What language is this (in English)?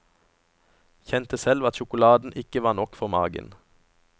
Norwegian